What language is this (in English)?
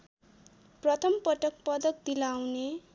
Nepali